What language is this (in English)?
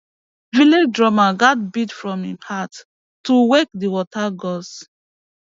Nigerian Pidgin